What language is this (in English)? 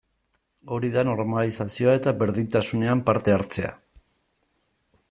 Basque